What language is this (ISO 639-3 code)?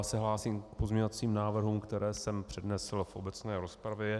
ces